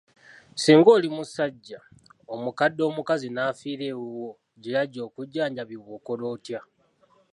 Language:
Ganda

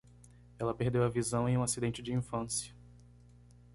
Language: Portuguese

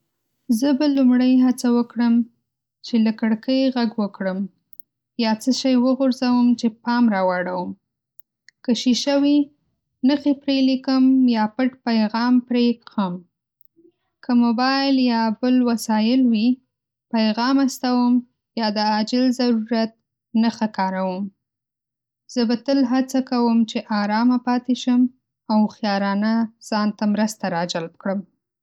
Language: Pashto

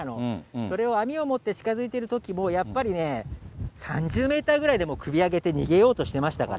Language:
Japanese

